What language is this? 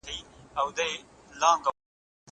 Pashto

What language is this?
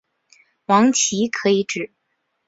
Chinese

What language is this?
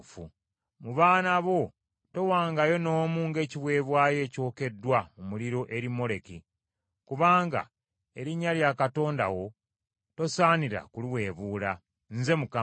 Ganda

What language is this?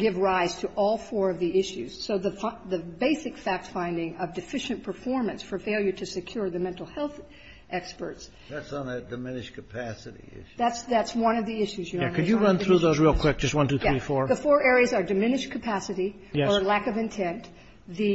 English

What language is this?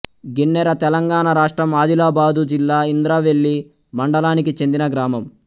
Telugu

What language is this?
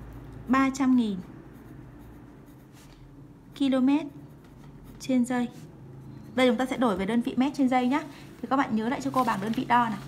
Vietnamese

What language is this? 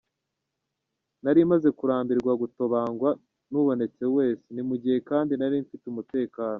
Kinyarwanda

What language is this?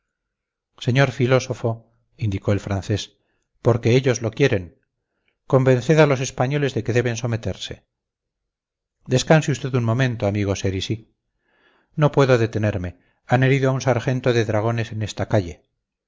Spanish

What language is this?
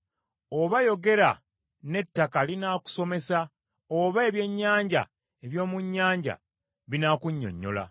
Ganda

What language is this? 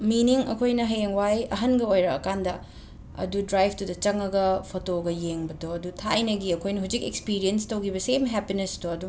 Manipuri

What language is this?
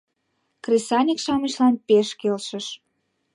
Mari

